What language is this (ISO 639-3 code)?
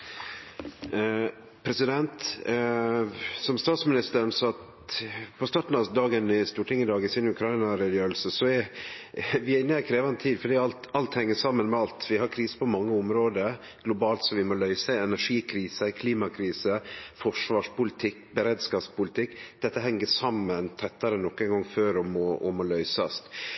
nno